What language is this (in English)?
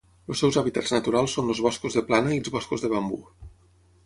Catalan